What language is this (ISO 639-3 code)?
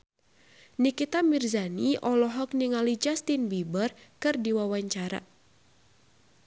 sun